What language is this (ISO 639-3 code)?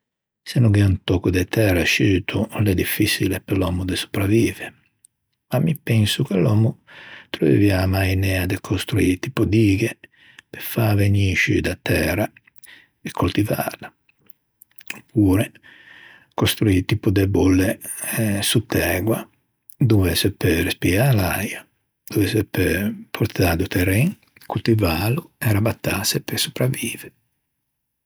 lij